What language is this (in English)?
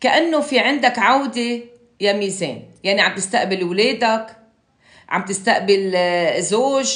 Arabic